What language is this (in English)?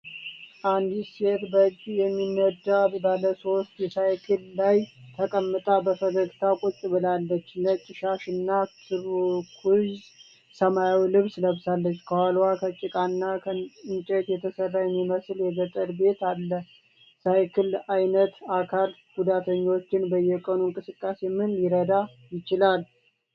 Amharic